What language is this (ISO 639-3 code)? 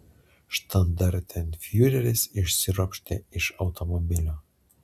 lit